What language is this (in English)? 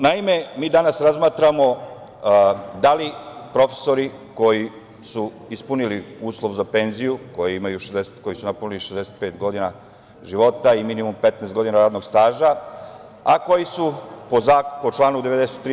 Serbian